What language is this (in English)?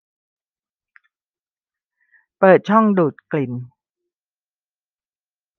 Thai